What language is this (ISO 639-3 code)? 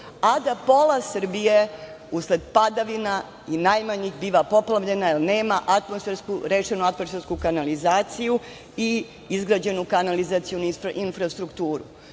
srp